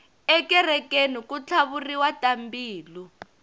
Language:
Tsonga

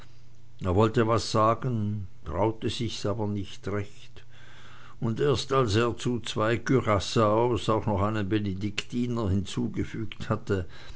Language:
German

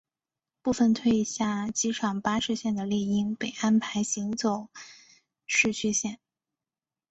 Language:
Chinese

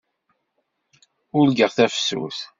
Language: Kabyle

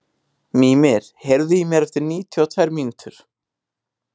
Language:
Icelandic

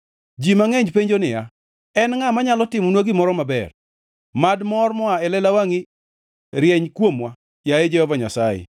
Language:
Luo (Kenya and Tanzania)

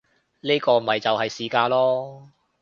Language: Cantonese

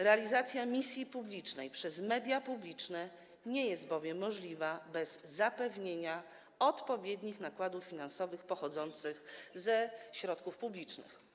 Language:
Polish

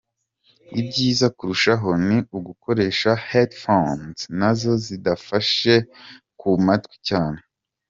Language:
Kinyarwanda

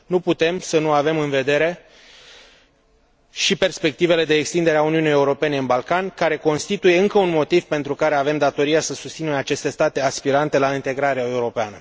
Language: Romanian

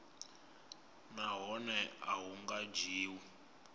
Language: Venda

